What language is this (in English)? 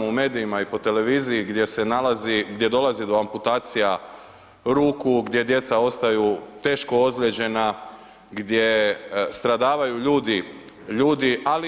Croatian